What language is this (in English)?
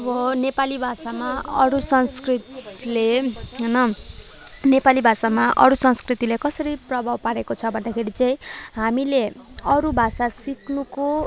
Nepali